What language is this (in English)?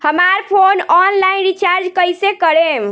Bhojpuri